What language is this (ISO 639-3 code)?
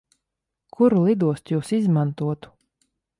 lav